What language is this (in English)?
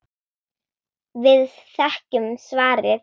Icelandic